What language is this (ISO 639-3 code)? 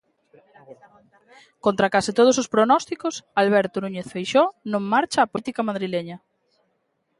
glg